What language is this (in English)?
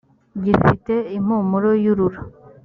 Kinyarwanda